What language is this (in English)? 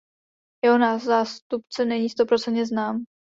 Czech